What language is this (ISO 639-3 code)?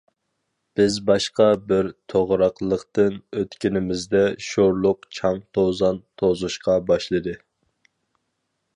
uig